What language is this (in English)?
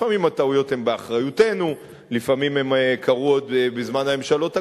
Hebrew